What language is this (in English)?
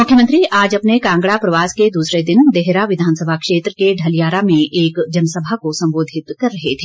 Hindi